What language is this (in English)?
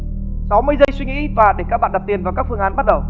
Vietnamese